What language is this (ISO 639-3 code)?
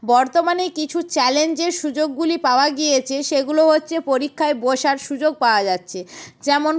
ben